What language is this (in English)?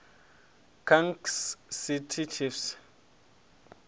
Venda